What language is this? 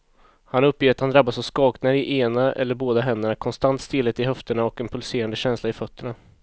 Swedish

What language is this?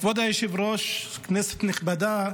Hebrew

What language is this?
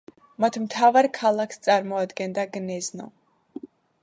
Georgian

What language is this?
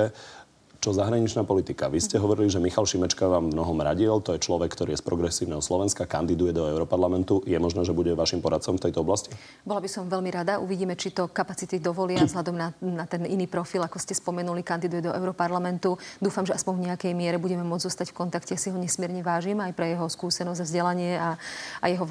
Slovak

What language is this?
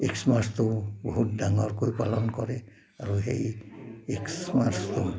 Assamese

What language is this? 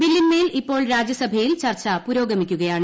Malayalam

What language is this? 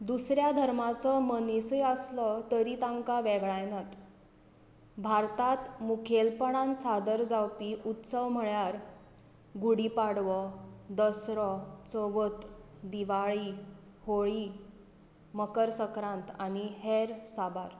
Konkani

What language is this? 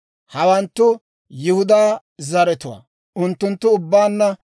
Dawro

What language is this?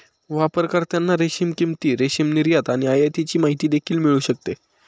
Marathi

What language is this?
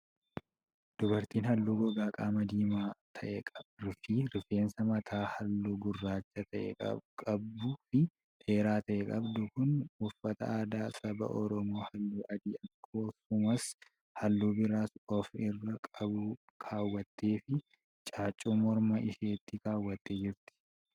Oromo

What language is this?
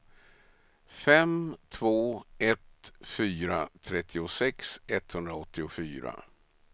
Swedish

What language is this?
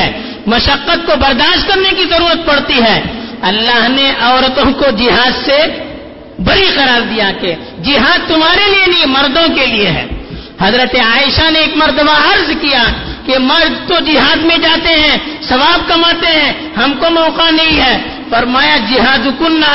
Urdu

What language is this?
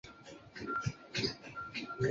Chinese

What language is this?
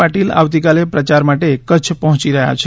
Gujarati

